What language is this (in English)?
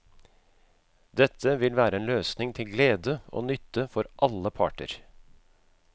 Norwegian